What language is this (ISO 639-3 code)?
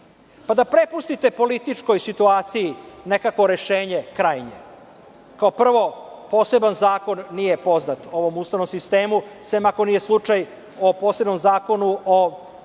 srp